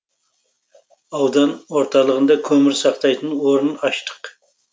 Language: Kazakh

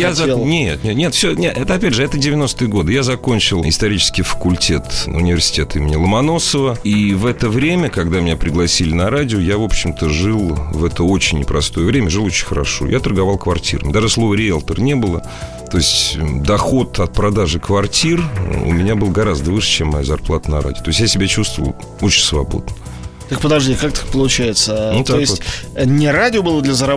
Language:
Russian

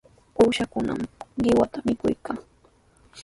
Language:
Sihuas Ancash Quechua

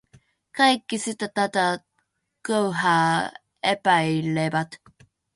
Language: Finnish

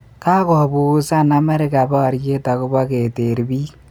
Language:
Kalenjin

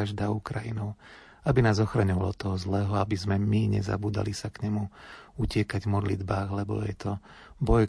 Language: Slovak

